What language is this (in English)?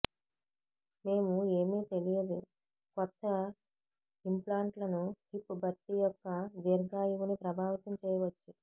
Telugu